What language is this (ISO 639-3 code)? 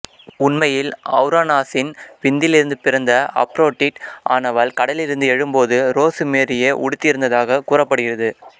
tam